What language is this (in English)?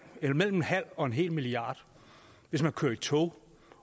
Danish